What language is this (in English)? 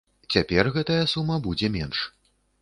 Belarusian